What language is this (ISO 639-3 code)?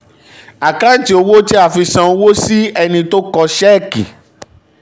yor